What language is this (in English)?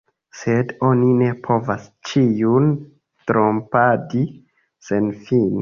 Esperanto